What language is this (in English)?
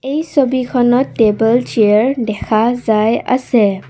Assamese